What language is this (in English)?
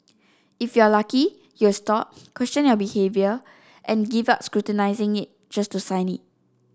English